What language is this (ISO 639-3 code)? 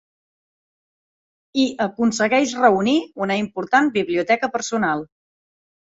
cat